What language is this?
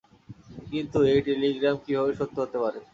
Bangla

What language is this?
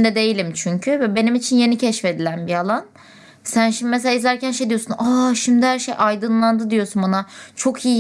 Turkish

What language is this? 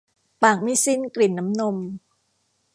Thai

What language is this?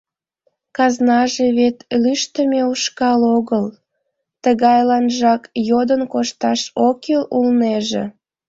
Mari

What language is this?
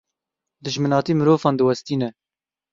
Kurdish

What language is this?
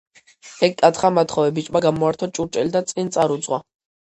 Georgian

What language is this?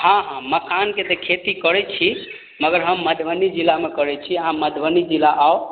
Maithili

